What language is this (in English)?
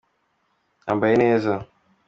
Kinyarwanda